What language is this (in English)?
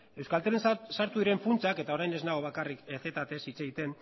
Basque